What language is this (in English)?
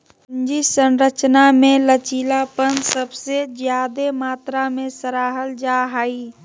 Magahi